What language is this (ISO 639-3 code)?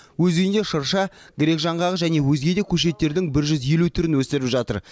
kaz